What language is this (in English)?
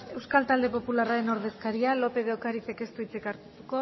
Basque